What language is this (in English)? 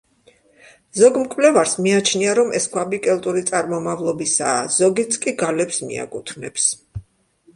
Georgian